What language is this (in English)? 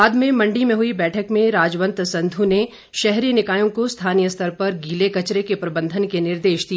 Hindi